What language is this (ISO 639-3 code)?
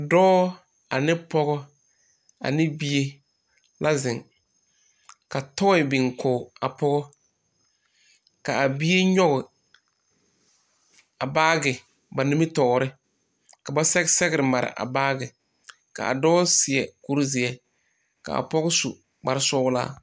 dga